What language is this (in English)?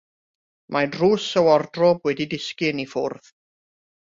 Welsh